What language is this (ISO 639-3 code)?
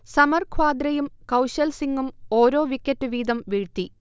mal